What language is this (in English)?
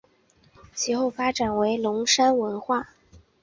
Chinese